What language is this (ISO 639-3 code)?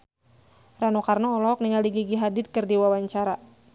sun